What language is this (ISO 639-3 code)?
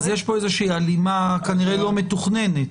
heb